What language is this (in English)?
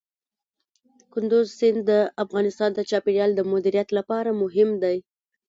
Pashto